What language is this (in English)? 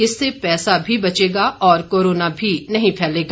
Hindi